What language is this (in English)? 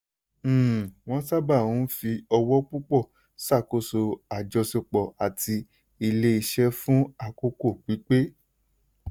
Yoruba